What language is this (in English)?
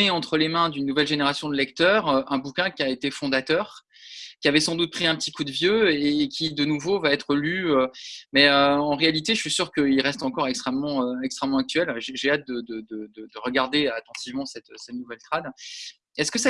French